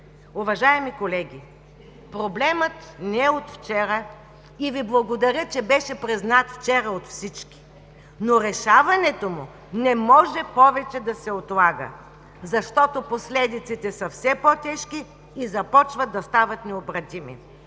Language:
Bulgarian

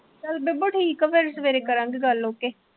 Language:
Punjabi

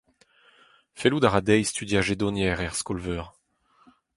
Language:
Breton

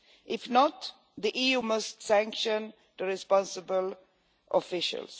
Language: English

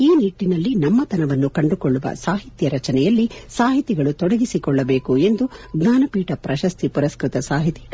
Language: Kannada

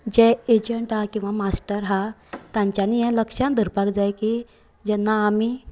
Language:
Konkani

